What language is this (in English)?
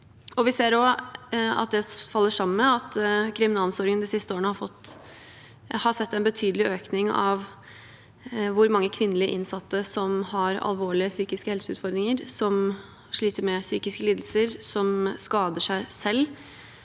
Norwegian